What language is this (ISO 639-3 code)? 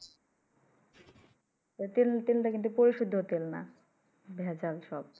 ben